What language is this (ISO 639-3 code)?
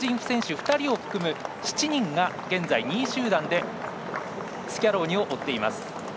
jpn